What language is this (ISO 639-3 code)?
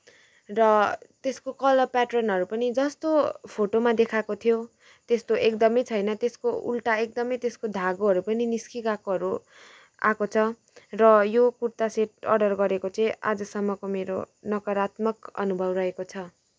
nep